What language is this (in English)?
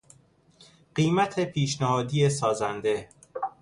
Persian